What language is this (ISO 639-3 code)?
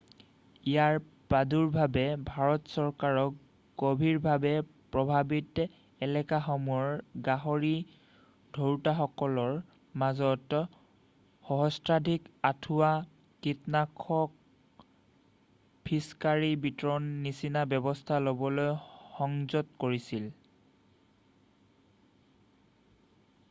asm